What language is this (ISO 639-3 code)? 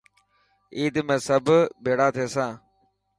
mki